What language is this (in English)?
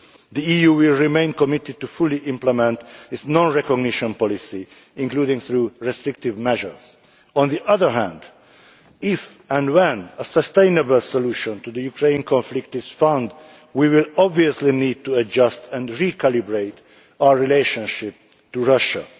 English